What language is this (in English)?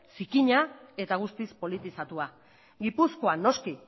Basque